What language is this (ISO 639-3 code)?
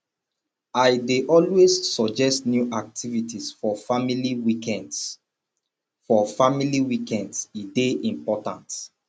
pcm